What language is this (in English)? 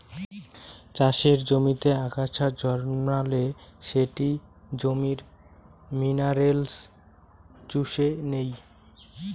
Bangla